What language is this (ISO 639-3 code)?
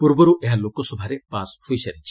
ori